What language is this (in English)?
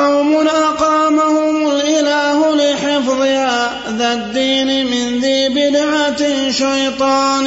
Arabic